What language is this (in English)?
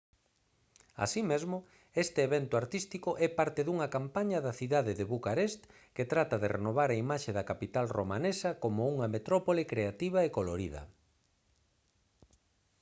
Galician